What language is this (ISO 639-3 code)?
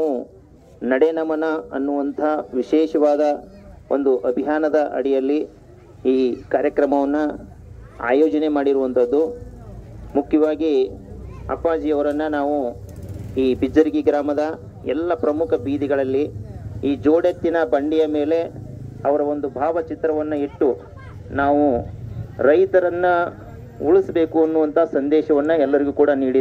ara